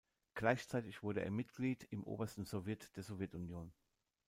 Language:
German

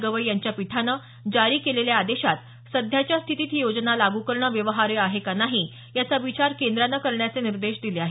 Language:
Marathi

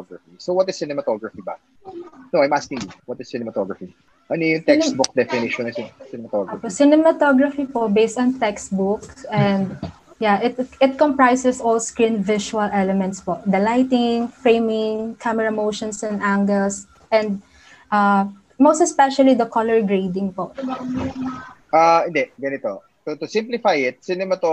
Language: Filipino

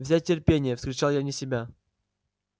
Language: Russian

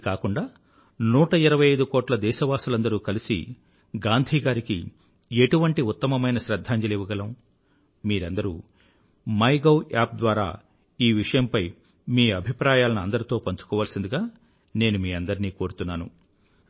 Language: Telugu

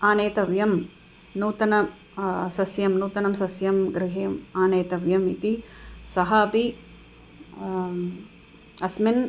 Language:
Sanskrit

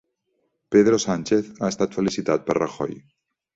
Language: Catalan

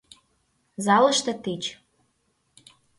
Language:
Mari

